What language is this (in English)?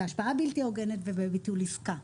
Hebrew